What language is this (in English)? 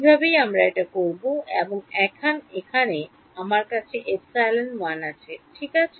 Bangla